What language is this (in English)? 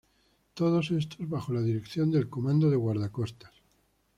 Spanish